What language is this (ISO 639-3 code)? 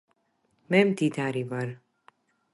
kat